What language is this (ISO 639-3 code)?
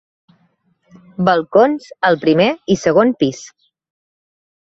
cat